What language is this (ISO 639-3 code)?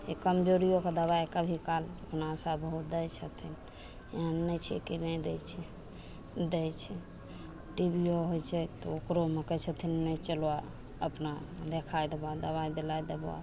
mai